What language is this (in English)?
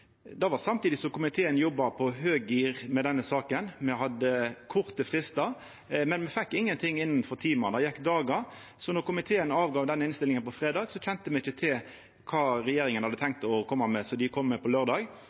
Norwegian Nynorsk